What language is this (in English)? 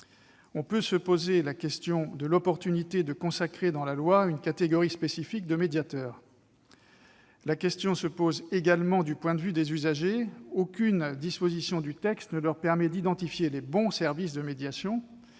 French